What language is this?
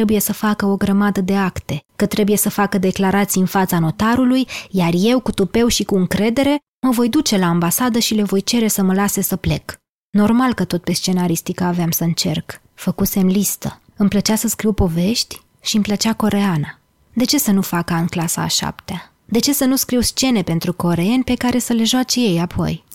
Romanian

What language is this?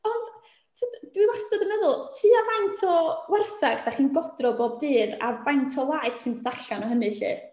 Welsh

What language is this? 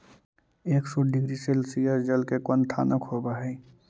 Magahi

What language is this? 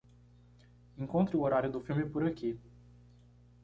Portuguese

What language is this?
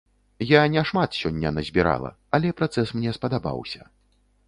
Belarusian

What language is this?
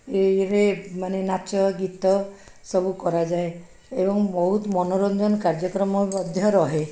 Odia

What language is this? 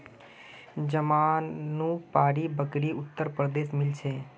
Magahi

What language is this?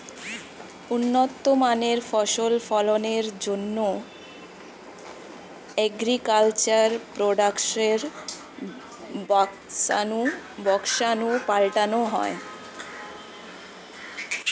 Bangla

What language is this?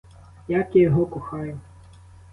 Ukrainian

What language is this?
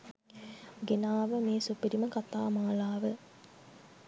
Sinhala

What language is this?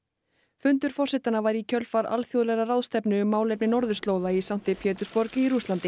Icelandic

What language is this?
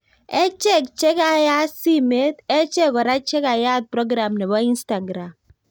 Kalenjin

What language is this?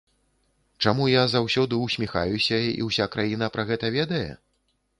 Belarusian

